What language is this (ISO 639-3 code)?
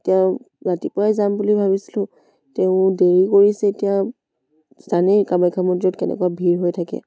asm